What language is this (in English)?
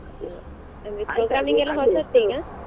Kannada